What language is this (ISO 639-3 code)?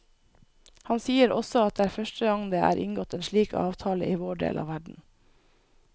nor